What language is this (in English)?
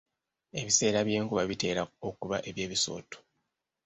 Ganda